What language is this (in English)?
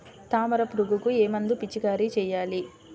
Telugu